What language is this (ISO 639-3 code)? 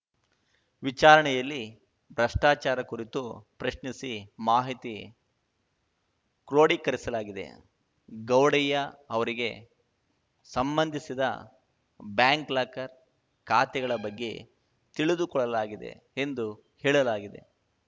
kan